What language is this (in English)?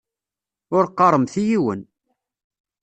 Kabyle